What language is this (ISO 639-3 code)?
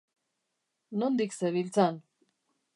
eus